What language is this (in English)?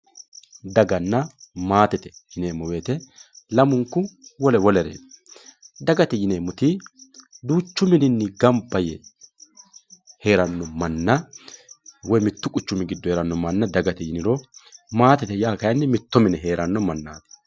Sidamo